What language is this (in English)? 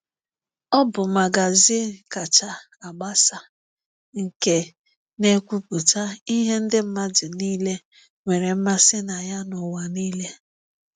Igbo